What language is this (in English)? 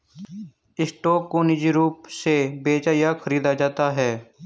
Hindi